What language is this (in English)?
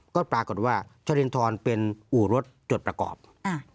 Thai